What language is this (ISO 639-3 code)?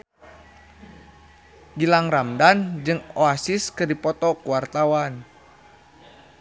sun